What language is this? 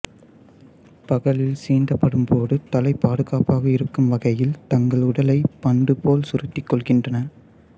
Tamil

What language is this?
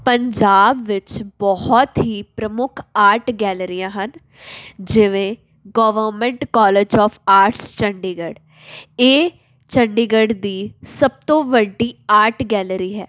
Punjabi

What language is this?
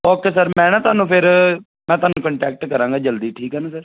Punjabi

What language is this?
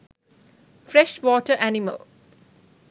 Sinhala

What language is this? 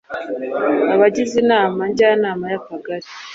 Kinyarwanda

